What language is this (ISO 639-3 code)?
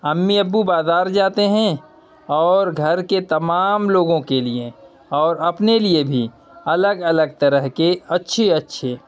urd